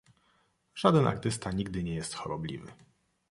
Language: Polish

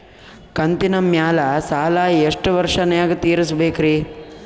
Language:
Kannada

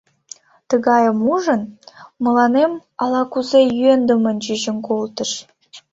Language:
Mari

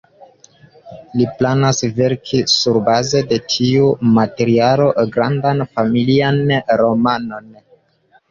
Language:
Esperanto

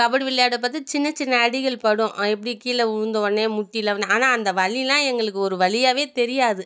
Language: Tamil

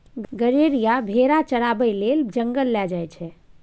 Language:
Maithili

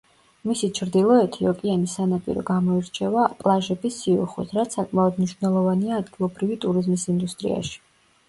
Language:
Georgian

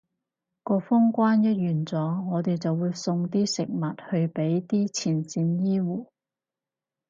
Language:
Cantonese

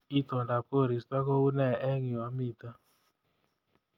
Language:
Kalenjin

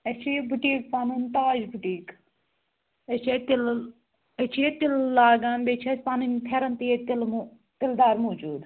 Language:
Kashmiri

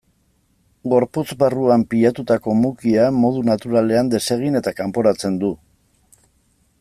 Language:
Basque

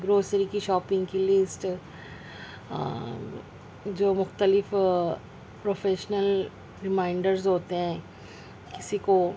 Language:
Urdu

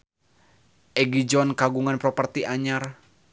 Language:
Sundanese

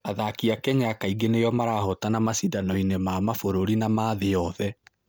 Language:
Kikuyu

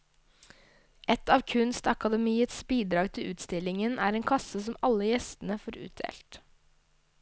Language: Norwegian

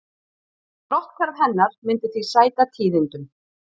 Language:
Icelandic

